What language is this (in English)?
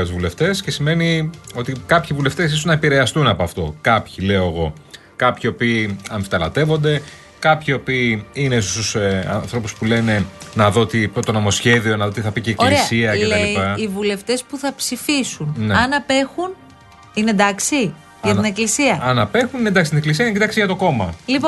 Greek